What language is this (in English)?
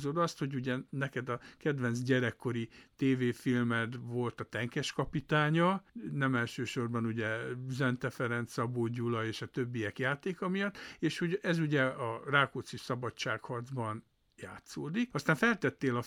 Hungarian